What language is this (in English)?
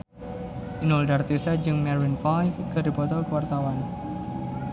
Sundanese